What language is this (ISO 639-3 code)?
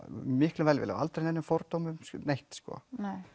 isl